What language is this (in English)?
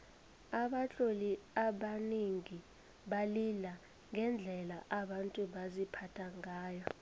South Ndebele